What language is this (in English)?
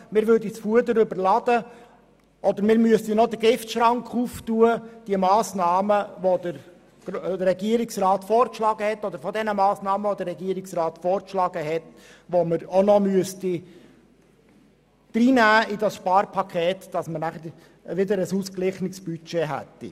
Swiss German